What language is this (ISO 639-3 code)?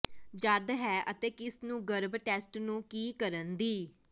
pan